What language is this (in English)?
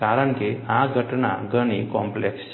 Gujarati